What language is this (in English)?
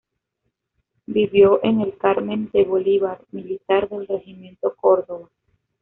Spanish